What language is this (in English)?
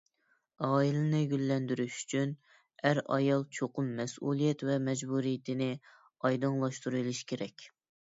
Uyghur